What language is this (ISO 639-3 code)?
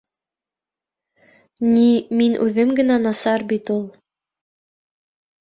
bak